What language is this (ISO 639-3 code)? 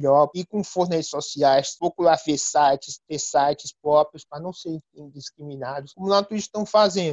por